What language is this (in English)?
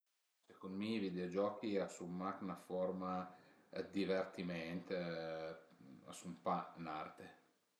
Piedmontese